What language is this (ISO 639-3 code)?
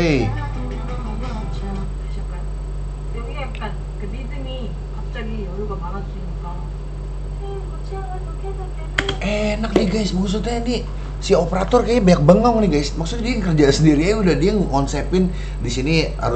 ind